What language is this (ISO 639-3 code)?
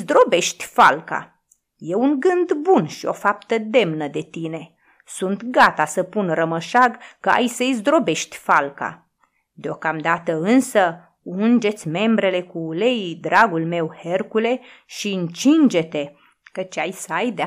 ron